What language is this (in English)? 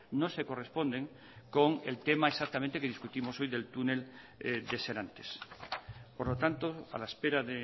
Spanish